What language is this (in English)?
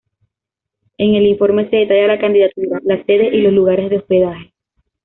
Spanish